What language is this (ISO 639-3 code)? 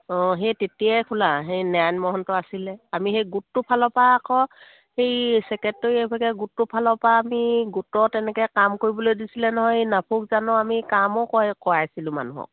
asm